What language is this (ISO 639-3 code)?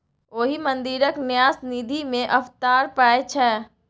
mai